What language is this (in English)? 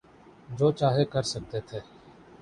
Urdu